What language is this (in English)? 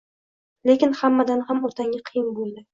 Uzbek